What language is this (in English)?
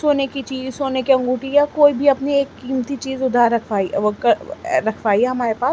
Urdu